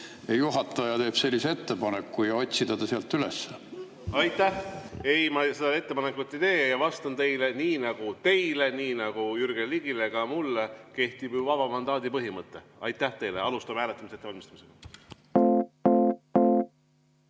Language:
Estonian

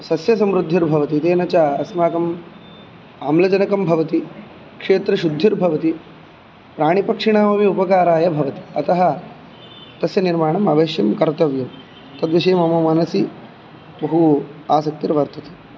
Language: Sanskrit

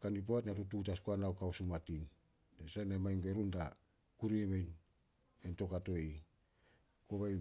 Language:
Solos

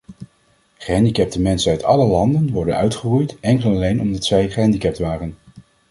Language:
Dutch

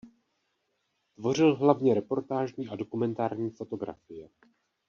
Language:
Czech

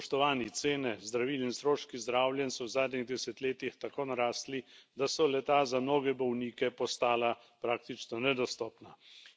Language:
Slovenian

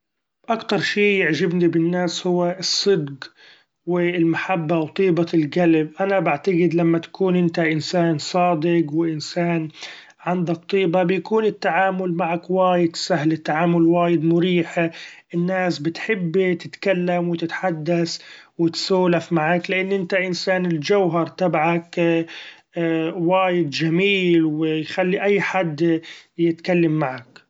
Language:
Gulf Arabic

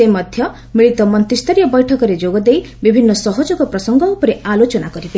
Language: Odia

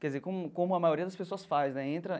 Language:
Portuguese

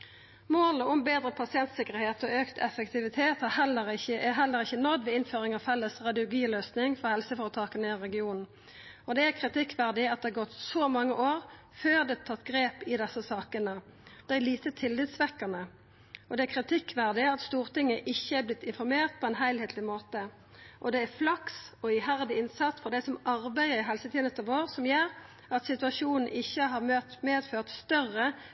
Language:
Norwegian Nynorsk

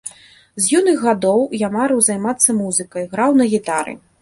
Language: Belarusian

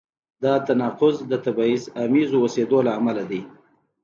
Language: Pashto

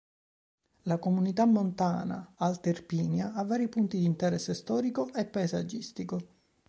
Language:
Italian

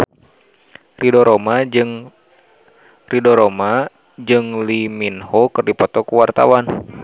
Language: Sundanese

